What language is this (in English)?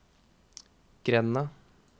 Norwegian